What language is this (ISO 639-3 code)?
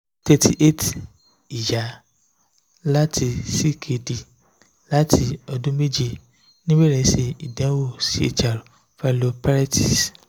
yor